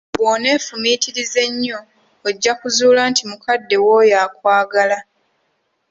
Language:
Ganda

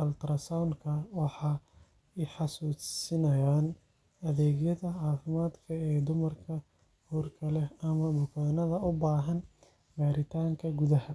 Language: Somali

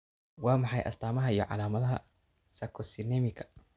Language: Somali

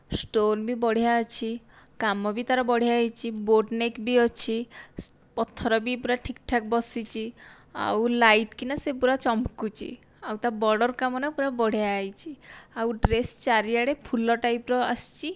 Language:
Odia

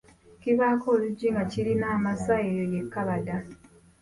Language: Ganda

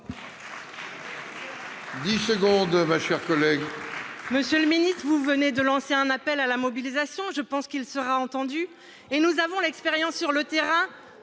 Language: French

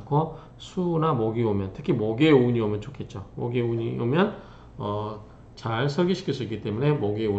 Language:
Korean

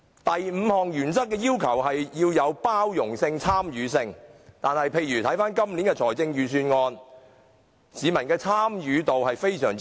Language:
Cantonese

